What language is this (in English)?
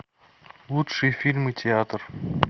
Russian